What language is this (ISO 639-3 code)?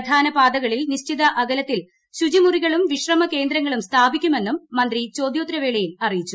mal